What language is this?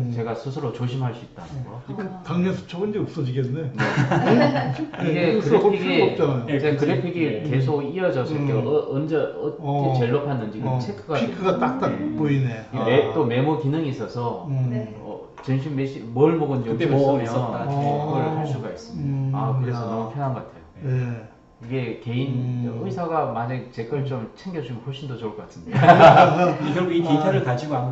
Korean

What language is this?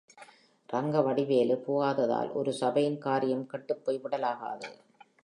Tamil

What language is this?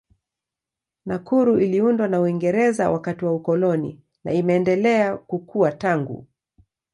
Swahili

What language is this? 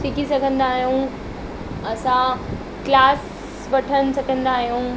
Sindhi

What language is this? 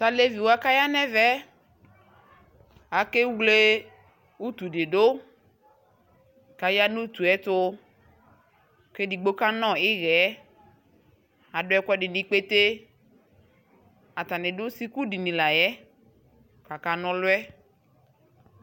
Ikposo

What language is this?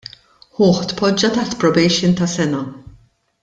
Maltese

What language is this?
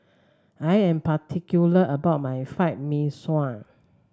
English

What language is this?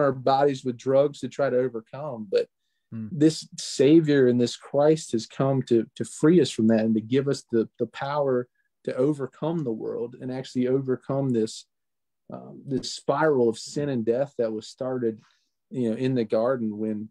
English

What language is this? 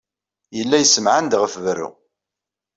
Kabyle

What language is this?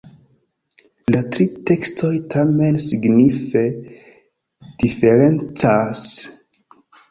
Esperanto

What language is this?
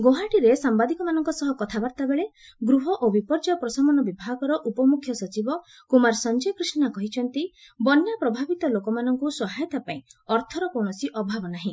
Odia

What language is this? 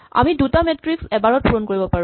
Assamese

